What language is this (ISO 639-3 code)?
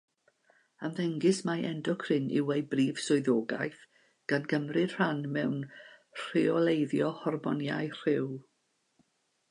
cym